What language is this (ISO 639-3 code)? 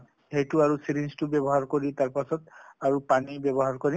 asm